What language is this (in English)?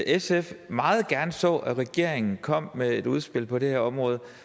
Danish